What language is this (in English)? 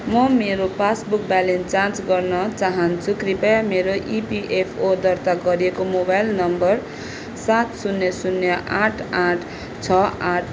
Nepali